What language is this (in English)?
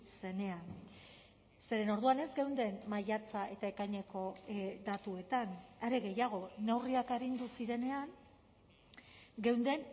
Basque